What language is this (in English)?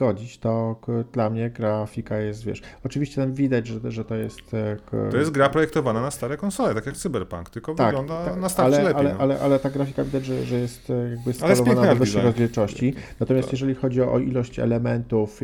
Polish